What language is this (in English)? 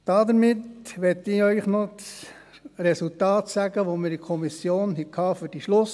Swiss German